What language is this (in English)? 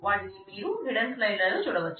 Telugu